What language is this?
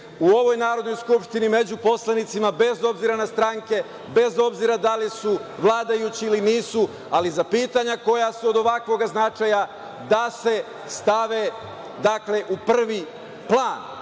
Serbian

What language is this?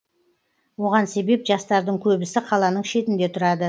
Kazakh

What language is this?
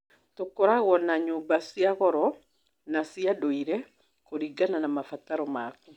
Kikuyu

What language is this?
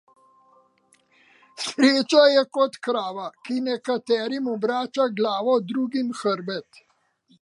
Slovenian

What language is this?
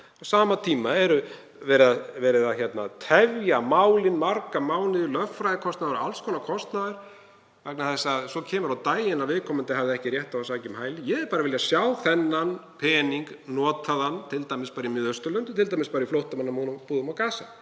Icelandic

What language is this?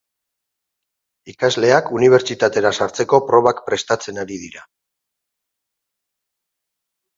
Basque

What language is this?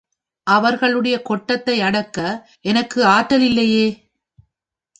Tamil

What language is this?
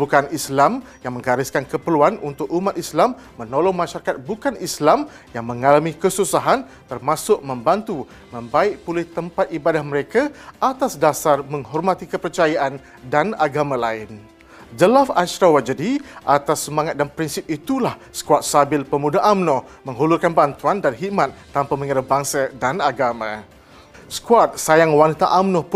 Malay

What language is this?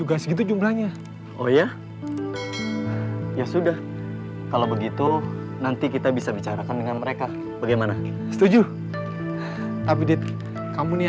Indonesian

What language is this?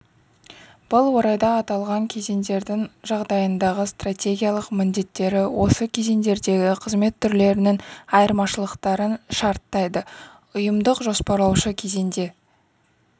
Kazakh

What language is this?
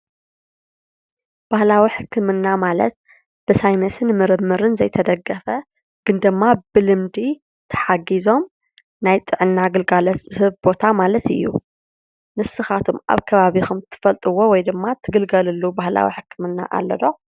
Tigrinya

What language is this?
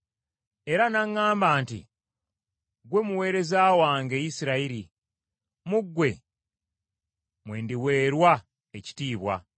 Ganda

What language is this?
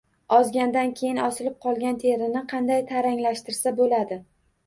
Uzbek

